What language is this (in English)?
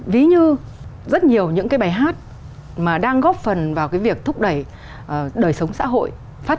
Vietnamese